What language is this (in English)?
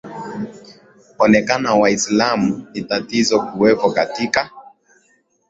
Swahili